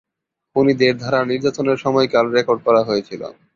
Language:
Bangla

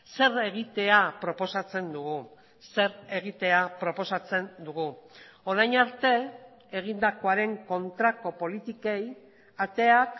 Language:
Basque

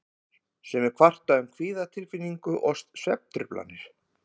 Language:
Icelandic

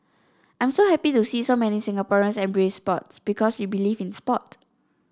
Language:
English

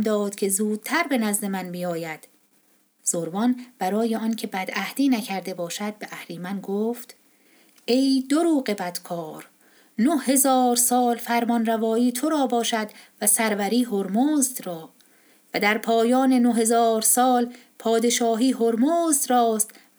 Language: Persian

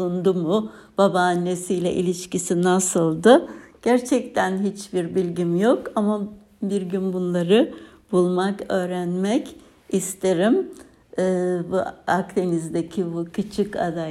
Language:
Turkish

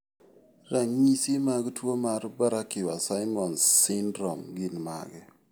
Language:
Luo (Kenya and Tanzania)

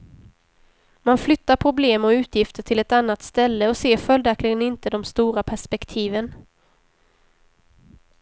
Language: Swedish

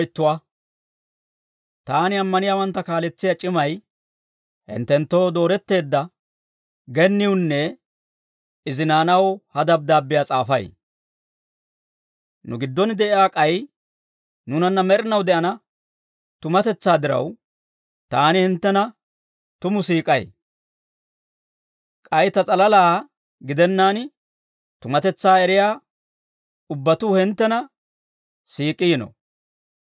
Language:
Dawro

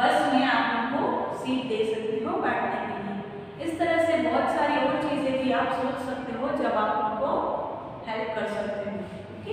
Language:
Hindi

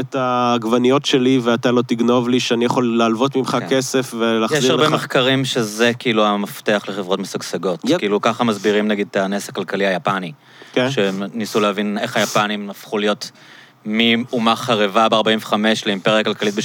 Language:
Hebrew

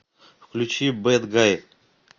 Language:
Russian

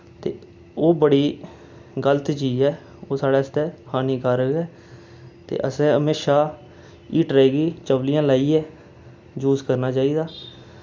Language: Dogri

